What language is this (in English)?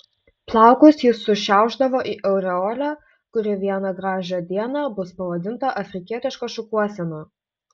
Lithuanian